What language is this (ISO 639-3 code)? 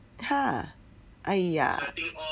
eng